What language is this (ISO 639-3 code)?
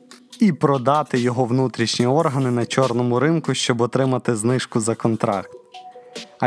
ukr